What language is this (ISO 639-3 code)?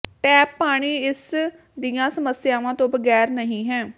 pan